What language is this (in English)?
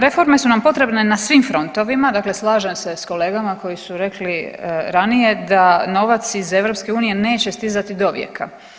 Croatian